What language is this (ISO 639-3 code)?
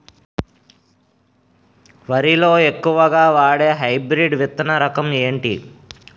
tel